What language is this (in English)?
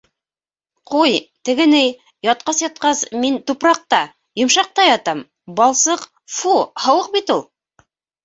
Bashkir